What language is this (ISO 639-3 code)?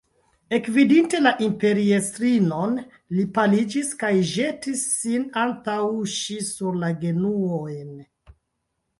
epo